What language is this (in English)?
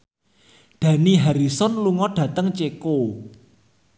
Javanese